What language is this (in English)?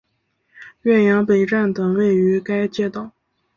Chinese